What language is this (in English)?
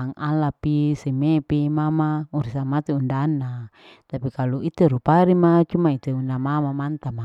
Larike-Wakasihu